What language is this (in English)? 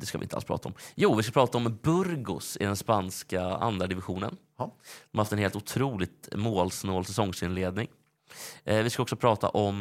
Swedish